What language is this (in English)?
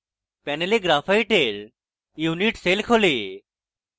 Bangla